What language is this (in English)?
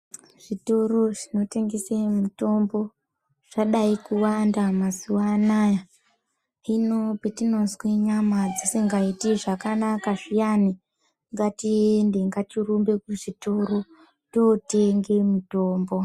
Ndau